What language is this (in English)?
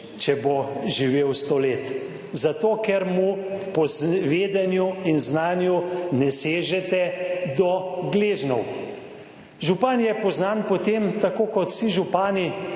Slovenian